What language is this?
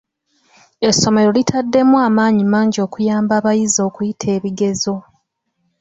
Ganda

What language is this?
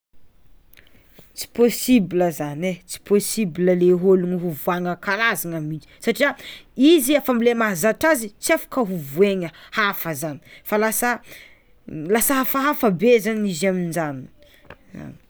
Tsimihety Malagasy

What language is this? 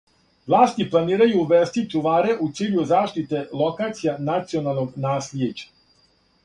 Serbian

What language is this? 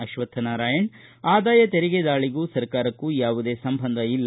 Kannada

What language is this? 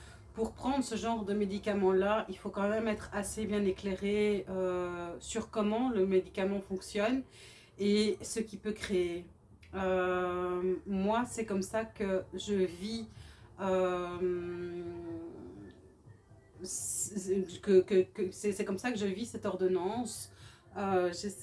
French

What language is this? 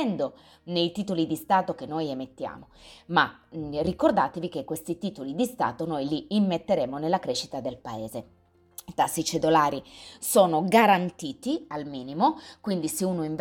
Italian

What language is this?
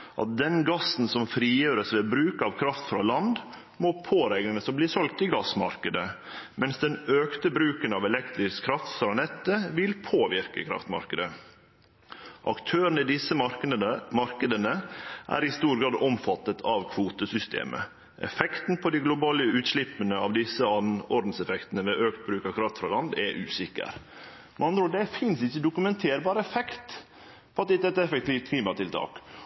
Norwegian Nynorsk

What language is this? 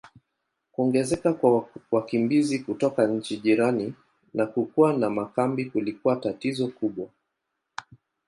Swahili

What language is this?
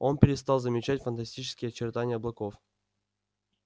Russian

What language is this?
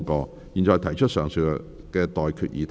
Cantonese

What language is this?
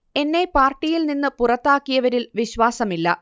Malayalam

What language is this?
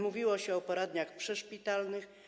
Polish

